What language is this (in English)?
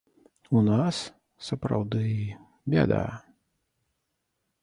Belarusian